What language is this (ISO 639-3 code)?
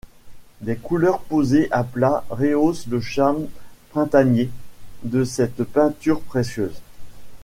fra